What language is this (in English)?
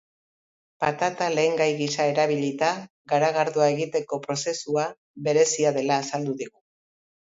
Basque